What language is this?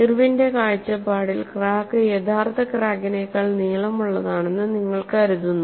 Malayalam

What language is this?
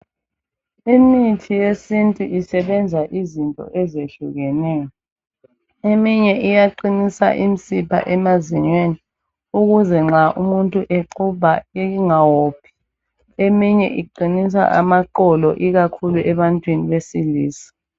North Ndebele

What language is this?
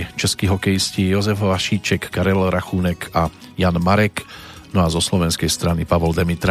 Slovak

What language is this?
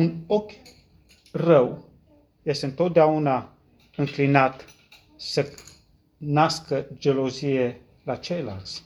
Romanian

